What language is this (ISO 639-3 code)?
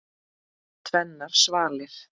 isl